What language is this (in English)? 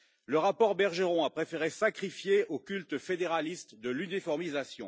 French